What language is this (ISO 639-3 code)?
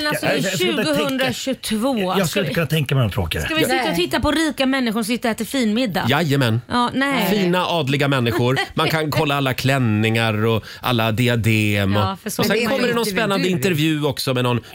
swe